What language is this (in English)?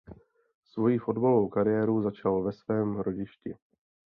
Czech